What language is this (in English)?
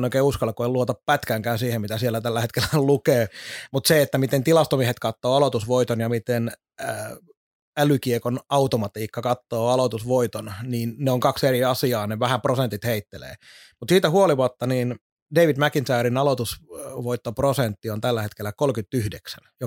Finnish